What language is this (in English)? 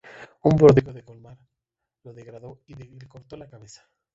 Spanish